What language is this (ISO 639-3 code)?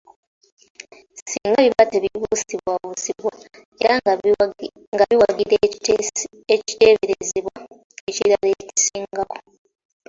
lug